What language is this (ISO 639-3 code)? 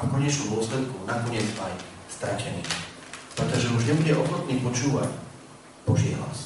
slk